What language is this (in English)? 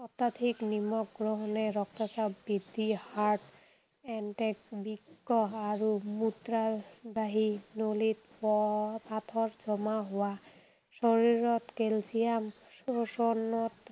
Assamese